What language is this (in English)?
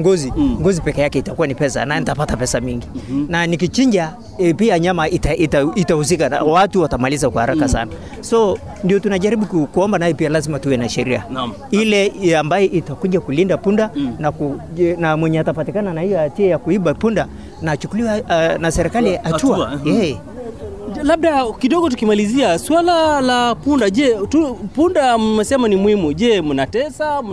Swahili